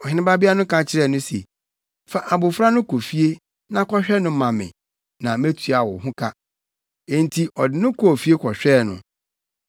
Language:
Akan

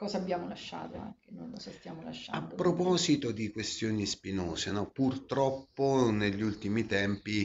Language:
Italian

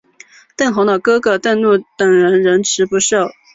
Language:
Chinese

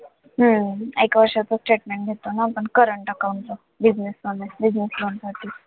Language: Marathi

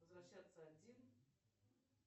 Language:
Russian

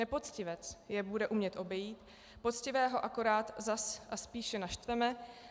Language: Czech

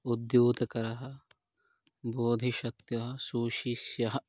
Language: Sanskrit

